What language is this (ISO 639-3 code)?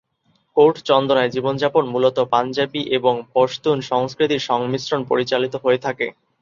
ben